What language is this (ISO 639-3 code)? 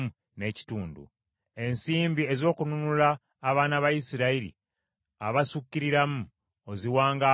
lug